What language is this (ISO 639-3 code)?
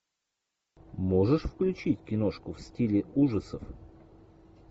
rus